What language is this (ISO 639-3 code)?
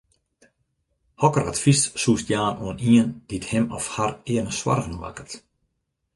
fry